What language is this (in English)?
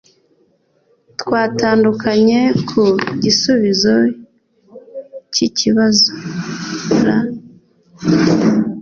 Kinyarwanda